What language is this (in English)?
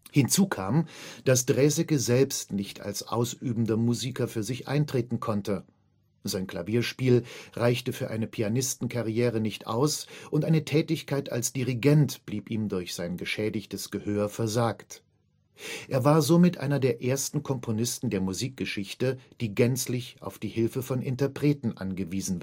German